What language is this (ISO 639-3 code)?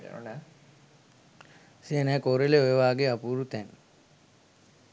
sin